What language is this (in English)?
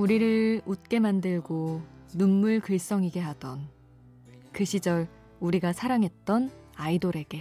Korean